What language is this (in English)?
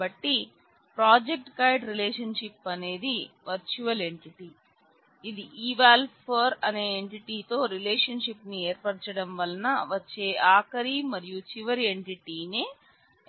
Telugu